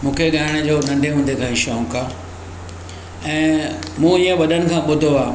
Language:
Sindhi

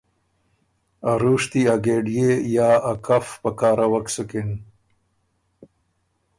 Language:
Ormuri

